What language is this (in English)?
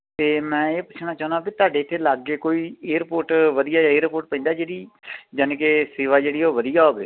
Punjabi